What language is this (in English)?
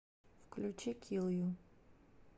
Russian